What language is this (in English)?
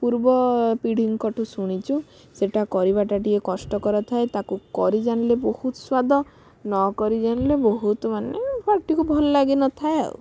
Odia